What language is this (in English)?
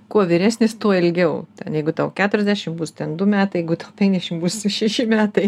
Lithuanian